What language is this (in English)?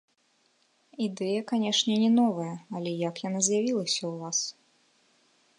Belarusian